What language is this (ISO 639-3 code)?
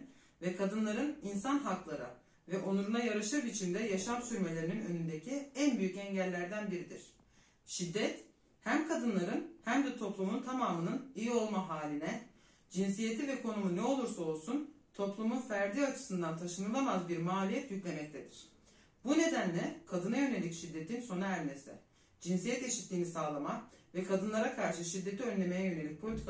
tur